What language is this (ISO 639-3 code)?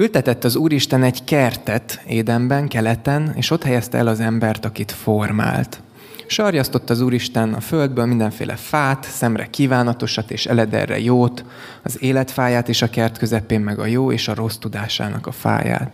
hun